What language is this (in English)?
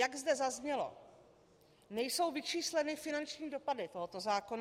Czech